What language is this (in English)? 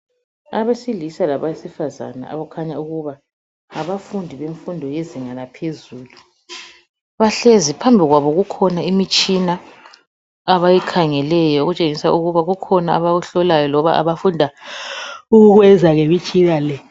North Ndebele